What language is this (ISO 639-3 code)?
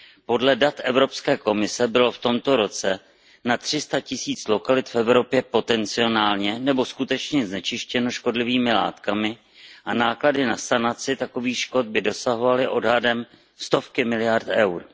ces